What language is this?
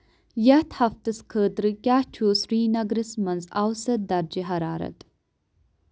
Kashmiri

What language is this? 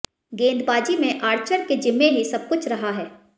Hindi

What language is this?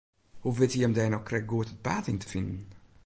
Western Frisian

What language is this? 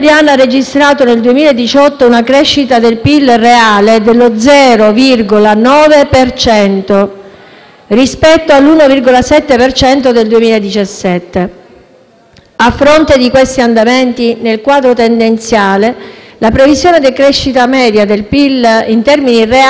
Italian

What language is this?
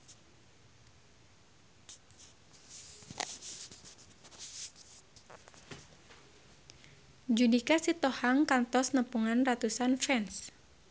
Sundanese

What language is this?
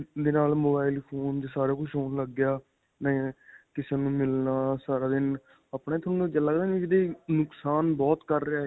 Punjabi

